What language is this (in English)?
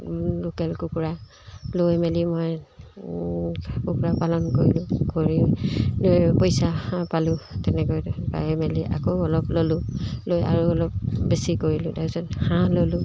Assamese